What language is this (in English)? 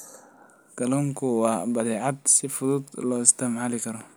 Somali